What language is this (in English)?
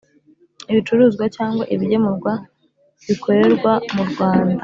Kinyarwanda